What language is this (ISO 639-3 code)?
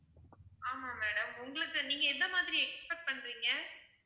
tam